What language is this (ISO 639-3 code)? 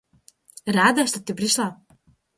rus